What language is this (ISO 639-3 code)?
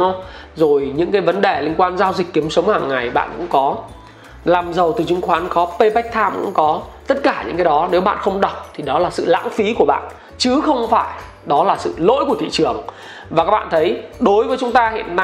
vie